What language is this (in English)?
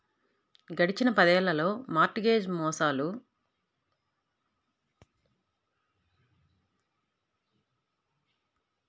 Telugu